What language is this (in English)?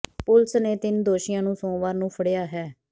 Punjabi